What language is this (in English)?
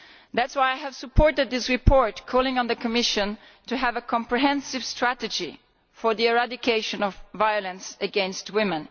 English